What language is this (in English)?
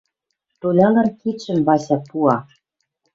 Western Mari